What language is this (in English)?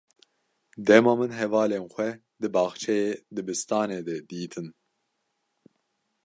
Kurdish